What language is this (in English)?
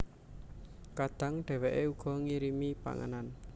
Javanese